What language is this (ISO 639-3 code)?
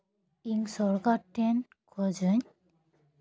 sat